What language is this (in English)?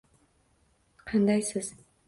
Uzbek